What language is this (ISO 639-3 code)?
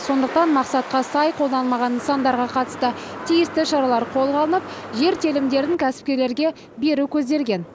kaz